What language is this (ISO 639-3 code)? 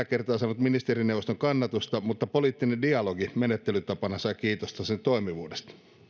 fin